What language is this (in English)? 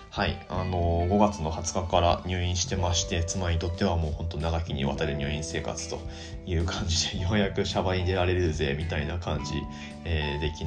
Japanese